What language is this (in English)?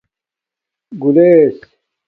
Domaaki